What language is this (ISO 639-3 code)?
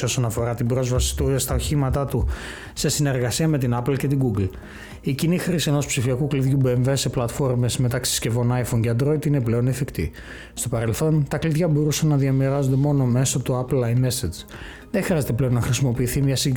ell